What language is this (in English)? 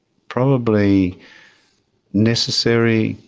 English